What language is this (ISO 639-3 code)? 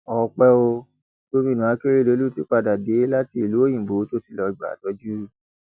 yor